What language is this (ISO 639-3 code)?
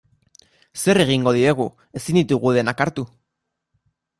eus